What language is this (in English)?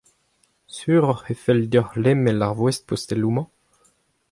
Breton